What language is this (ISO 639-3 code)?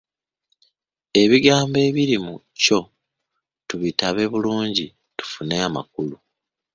lug